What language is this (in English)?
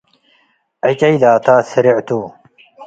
Tigre